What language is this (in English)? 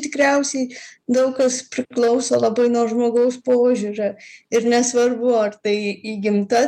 Lithuanian